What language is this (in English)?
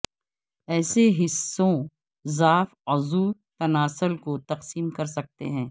Urdu